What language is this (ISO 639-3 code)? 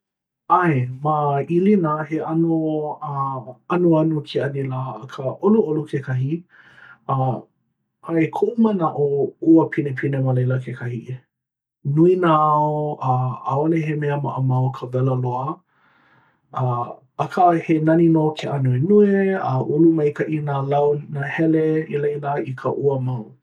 haw